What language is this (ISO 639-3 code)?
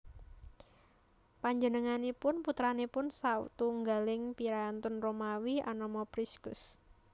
jav